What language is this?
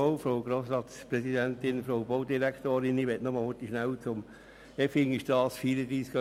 Swiss German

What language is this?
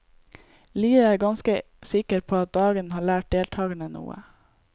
Norwegian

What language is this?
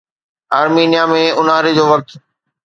Sindhi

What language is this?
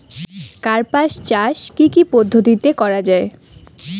Bangla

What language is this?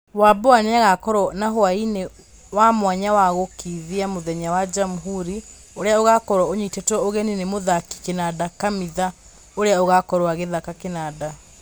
Kikuyu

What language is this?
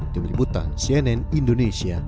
Indonesian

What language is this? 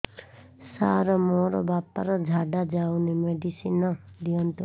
Odia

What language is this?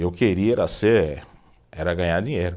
Portuguese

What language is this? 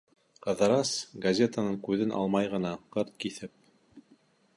Bashkir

